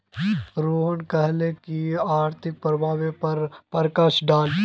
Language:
Magahi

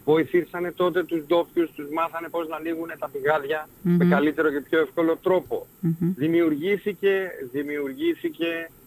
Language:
Greek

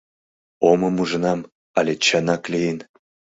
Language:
Mari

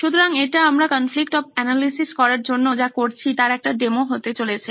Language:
Bangla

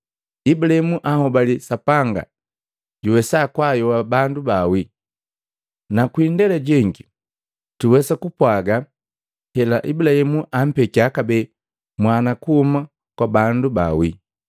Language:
Matengo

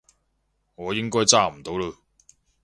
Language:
Cantonese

